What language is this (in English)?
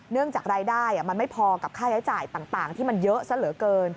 Thai